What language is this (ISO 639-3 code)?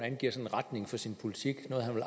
dan